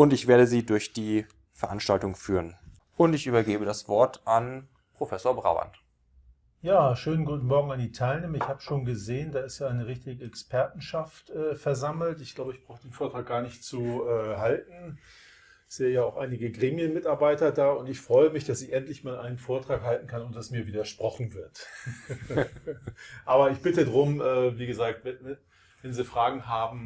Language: German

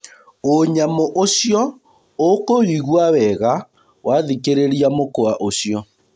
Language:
Kikuyu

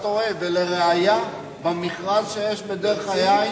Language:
Hebrew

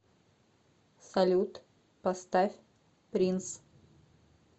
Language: Russian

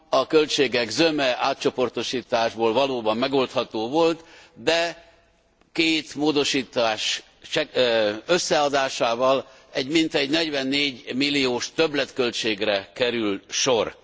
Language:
Hungarian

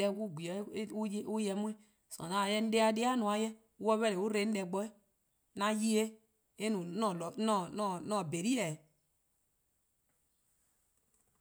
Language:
Eastern Krahn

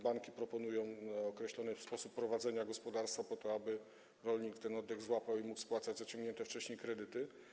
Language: Polish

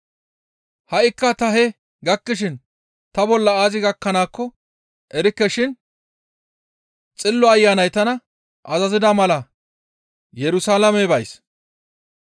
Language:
Gamo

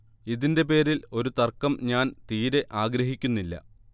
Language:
Malayalam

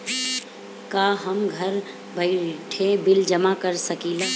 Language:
Bhojpuri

